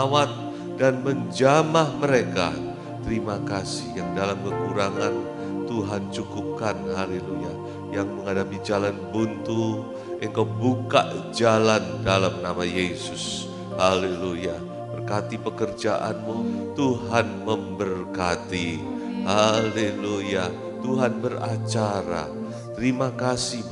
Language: Indonesian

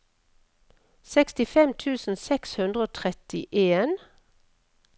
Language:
Norwegian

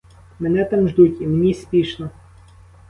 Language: Ukrainian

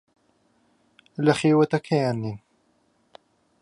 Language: Central Kurdish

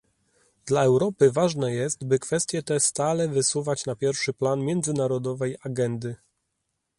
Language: Polish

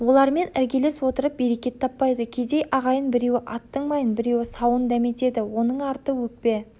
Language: Kazakh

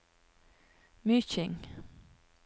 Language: Norwegian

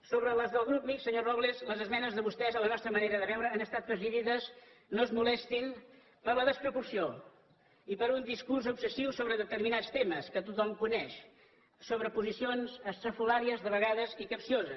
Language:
Catalan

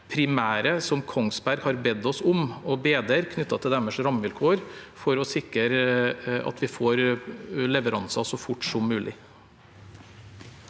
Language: Norwegian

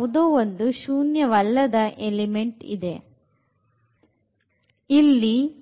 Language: Kannada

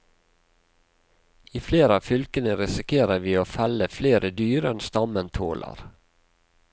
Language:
Norwegian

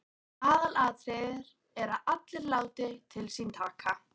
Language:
Icelandic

